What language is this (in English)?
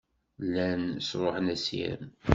Kabyle